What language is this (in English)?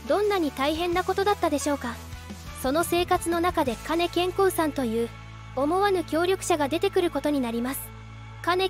Japanese